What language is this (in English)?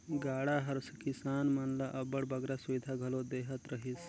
Chhattisgarhi